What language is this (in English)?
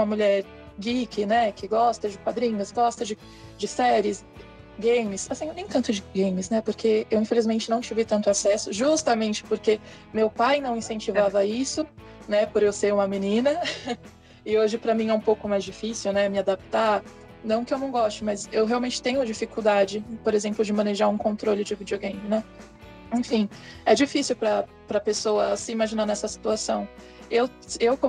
Portuguese